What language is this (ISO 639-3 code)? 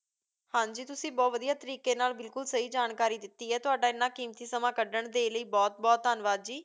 pan